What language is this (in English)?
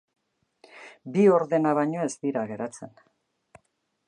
Basque